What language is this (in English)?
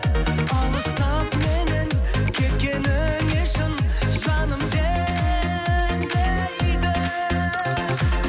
Kazakh